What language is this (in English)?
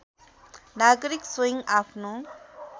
Nepali